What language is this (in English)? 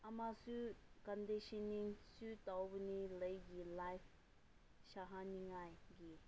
Manipuri